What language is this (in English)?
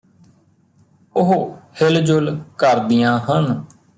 Punjabi